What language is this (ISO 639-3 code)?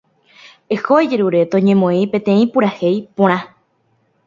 grn